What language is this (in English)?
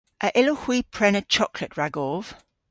Cornish